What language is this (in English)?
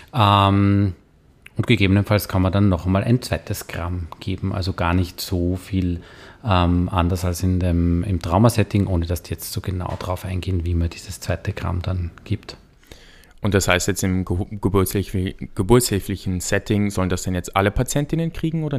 German